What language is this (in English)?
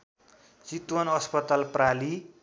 Nepali